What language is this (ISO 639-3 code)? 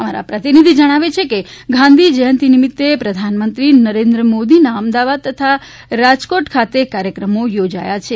guj